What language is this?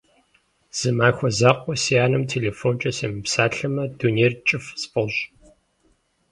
Kabardian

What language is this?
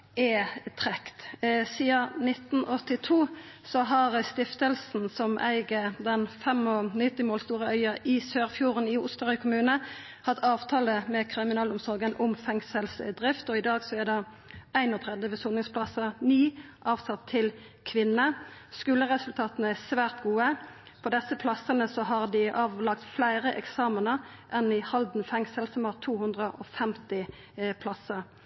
Norwegian Nynorsk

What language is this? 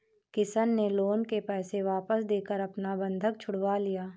Hindi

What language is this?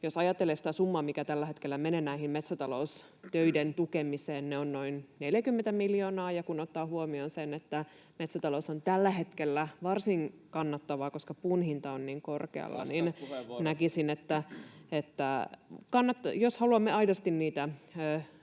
Finnish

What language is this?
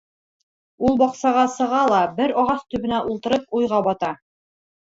Bashkir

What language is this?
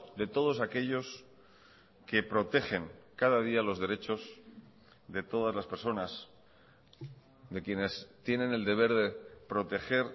Spanish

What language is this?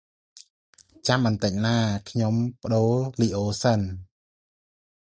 Khmer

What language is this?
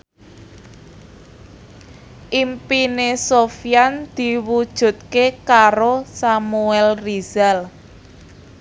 Javanese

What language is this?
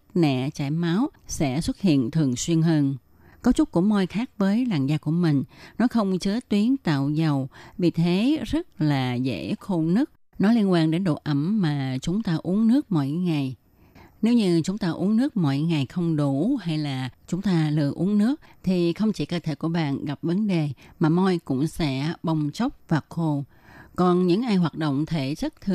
Vietnamese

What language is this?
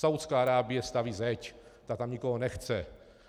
Czech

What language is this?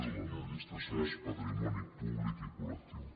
Catalan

